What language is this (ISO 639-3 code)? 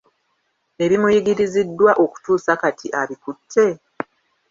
lug